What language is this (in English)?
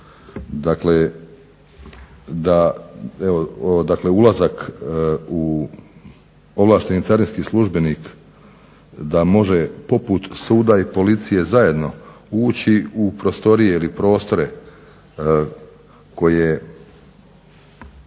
Croatian